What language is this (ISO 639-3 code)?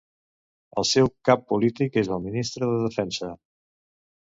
cat